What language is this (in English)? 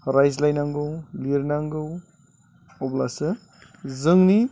Bodo